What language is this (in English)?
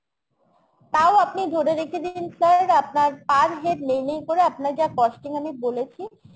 Bangla